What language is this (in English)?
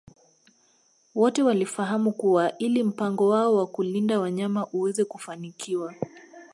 Swahili